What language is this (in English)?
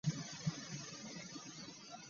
Ganda